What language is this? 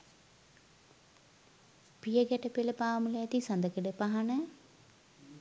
Sinhala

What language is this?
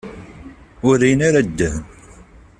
Kabyle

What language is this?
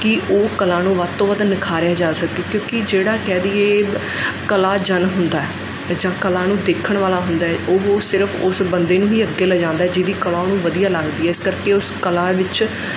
Punjabi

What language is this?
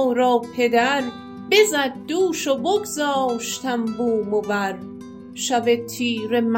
Persian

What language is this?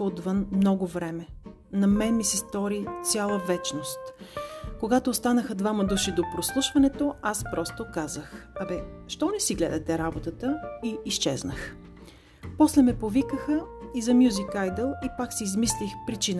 Bulgarian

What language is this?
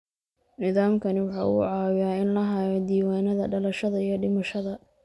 Somali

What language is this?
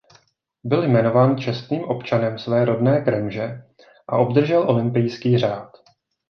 Czech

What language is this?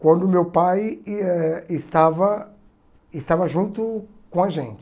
Portuguese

